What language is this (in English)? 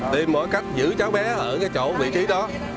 Vietnamese